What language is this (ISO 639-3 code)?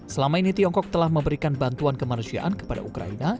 ind